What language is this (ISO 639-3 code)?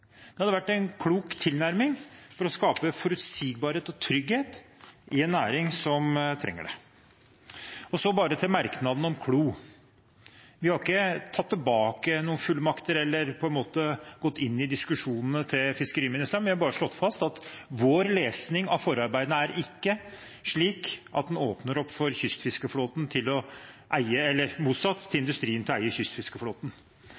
nob